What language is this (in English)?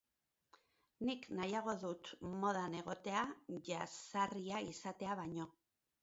Basque